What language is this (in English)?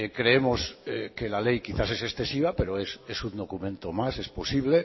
Spanish